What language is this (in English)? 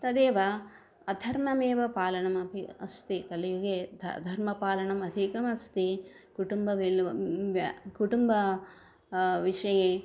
Sanskrit